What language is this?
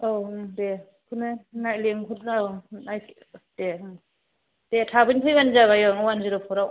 Bodo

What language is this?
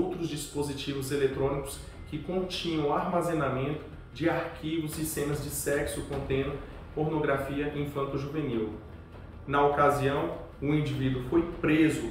Portuguese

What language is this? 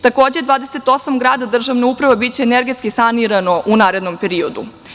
Serbian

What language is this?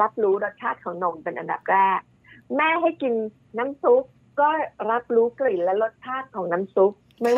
Thai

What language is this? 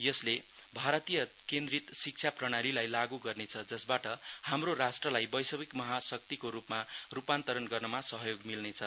Nepali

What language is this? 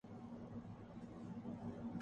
Urdu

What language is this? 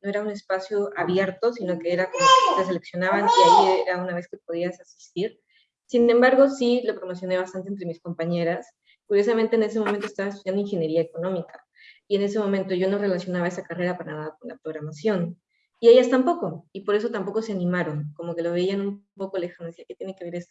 Spanish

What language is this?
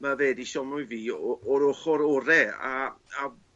Welsh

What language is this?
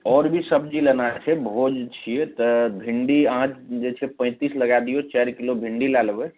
Maithili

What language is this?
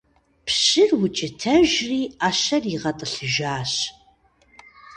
Kabardian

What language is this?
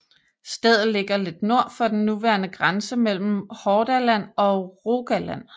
Danish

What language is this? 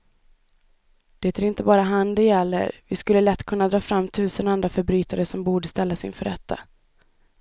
Swedish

